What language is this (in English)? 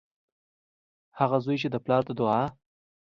Pashto